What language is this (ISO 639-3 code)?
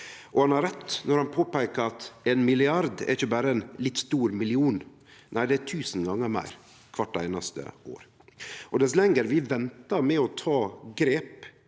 nor